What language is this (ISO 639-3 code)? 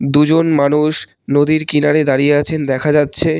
ben